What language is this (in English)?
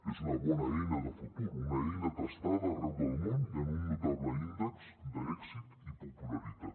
Catalan